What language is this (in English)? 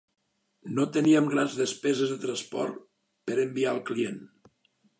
Catalan